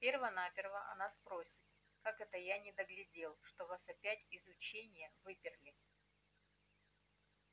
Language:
Russian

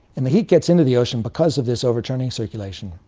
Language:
English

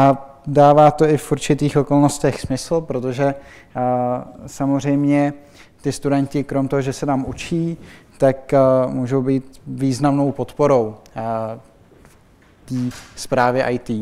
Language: Czech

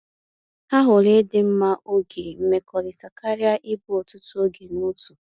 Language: Igbo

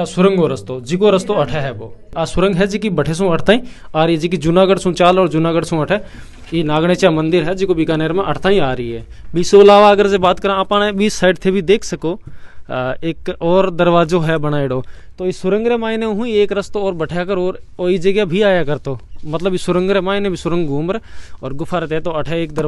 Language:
Hindi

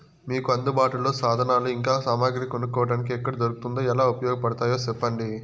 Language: Telugu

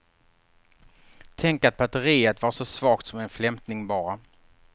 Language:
Swedish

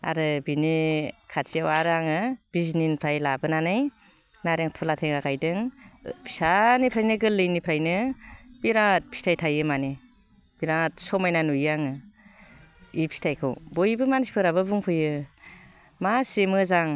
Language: Bodo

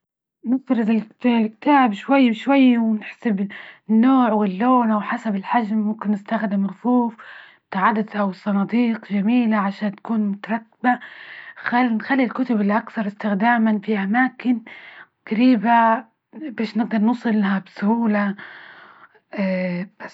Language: Libyan Arabic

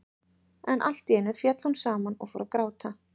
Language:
Icelandic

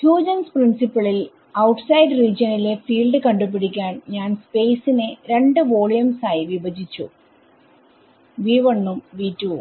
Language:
Malayalam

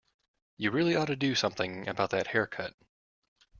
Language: English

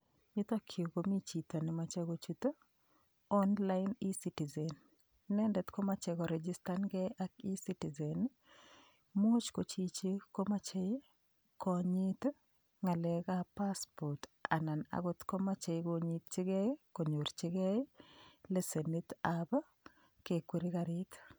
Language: Kalenjin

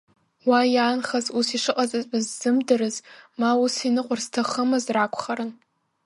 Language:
Abkhazian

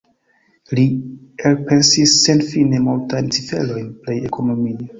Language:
Esperanto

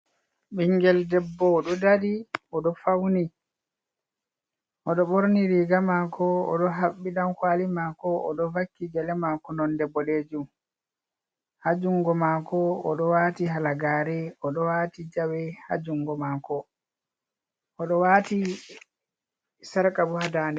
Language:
Fula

